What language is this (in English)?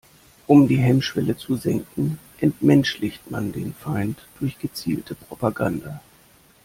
German